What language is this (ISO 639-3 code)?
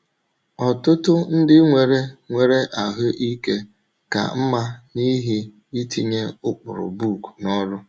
ibo